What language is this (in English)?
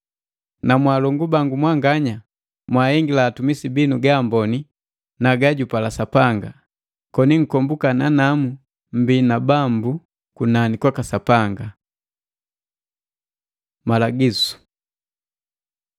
Matengo